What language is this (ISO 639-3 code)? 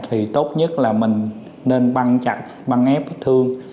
vie